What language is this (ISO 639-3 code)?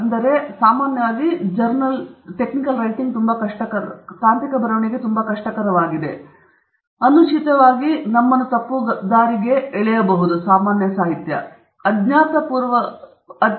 kan